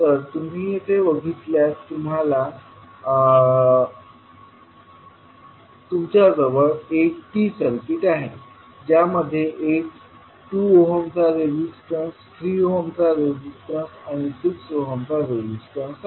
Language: Marathi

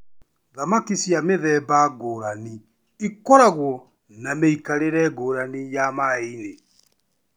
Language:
Kikuyu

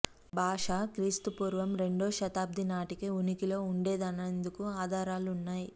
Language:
Telugu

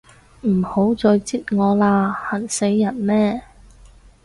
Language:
Cantonese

